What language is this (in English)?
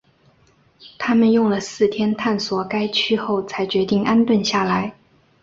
Chinese